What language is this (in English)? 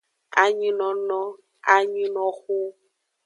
Aja (Benin)